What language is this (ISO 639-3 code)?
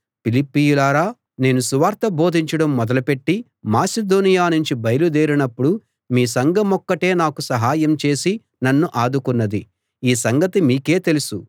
tel